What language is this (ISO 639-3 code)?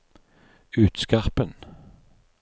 nor